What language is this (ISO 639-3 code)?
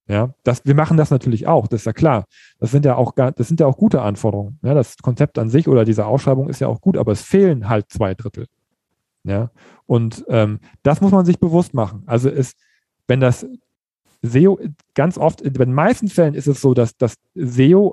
deu